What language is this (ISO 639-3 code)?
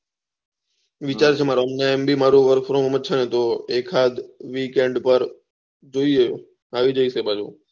guj